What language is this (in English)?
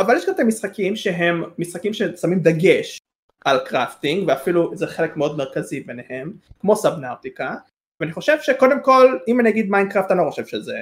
Hebrew